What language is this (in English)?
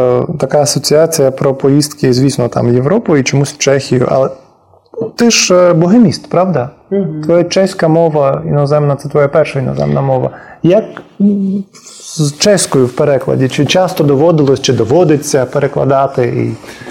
Ukrainian